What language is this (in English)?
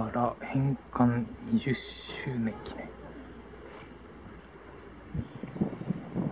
Japanese